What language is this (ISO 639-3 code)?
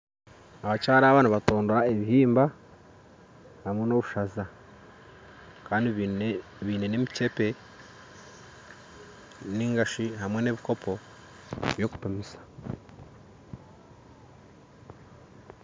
nyn